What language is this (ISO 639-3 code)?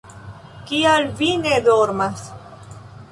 epo